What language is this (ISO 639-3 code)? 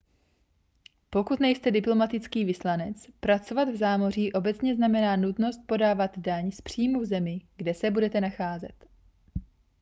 ces